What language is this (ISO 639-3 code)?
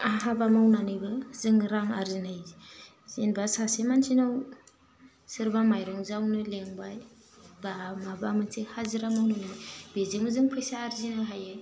brx